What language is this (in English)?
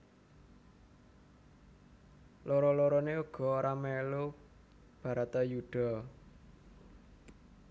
Javanese